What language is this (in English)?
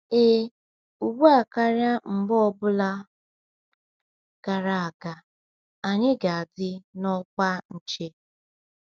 Igbo